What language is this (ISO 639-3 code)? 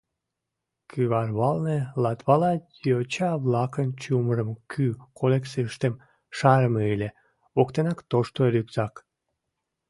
chm